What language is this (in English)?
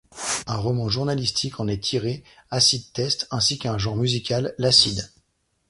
French